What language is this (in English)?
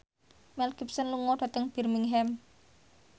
Javanese